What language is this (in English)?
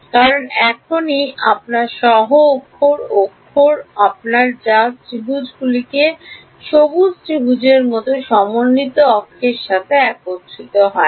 Bangla